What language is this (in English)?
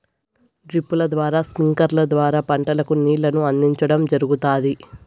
Telugu